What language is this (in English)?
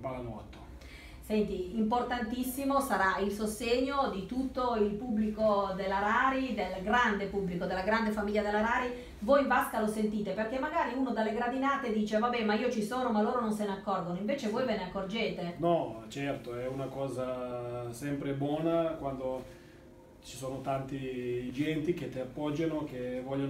Italian